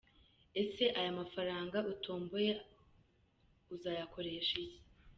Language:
Kinyarwanda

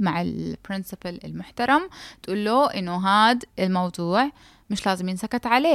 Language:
Arabic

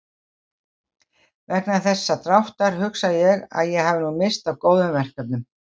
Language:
Icelandic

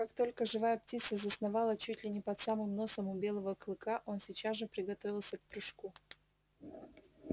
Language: Russian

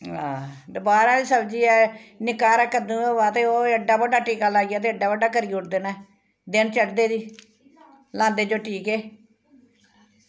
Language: Dogri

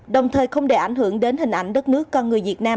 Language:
Vietnamese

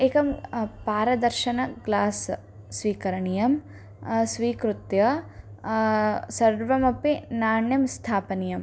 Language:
Sanskrit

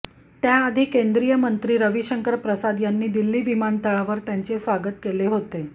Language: Marathi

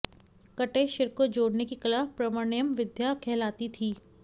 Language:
Sanskrit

